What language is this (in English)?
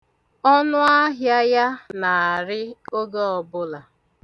Igbo